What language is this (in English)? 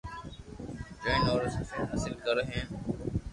Loarki